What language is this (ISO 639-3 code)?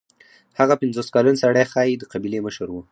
pus